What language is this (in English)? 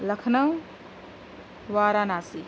Urdu